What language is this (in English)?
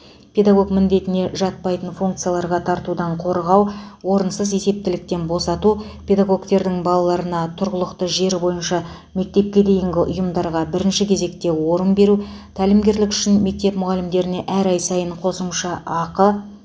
Kazakh